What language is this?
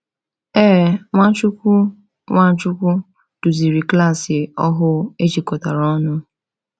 Igbo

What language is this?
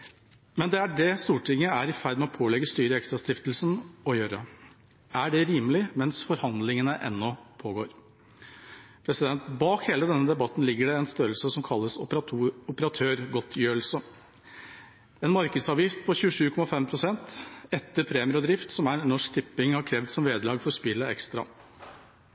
Norwegian Bokmål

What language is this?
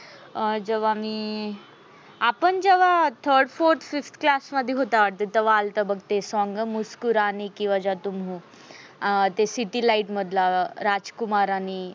Marathi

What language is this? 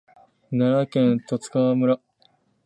Japanese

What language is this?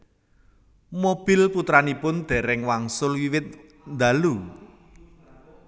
Javanese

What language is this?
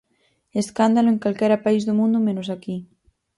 Galician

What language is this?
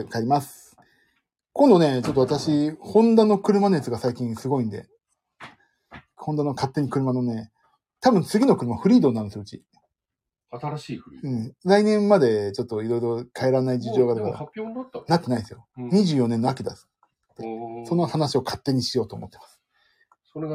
Japanese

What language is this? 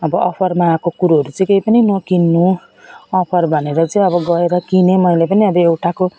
Nepali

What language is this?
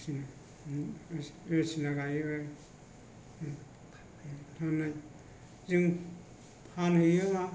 Bodo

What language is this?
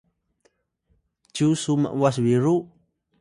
Atayal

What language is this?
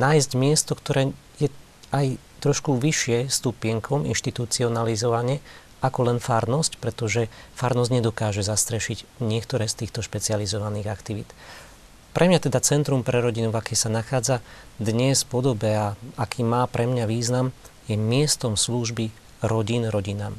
Slovak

